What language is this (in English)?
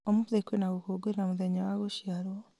Kikuyu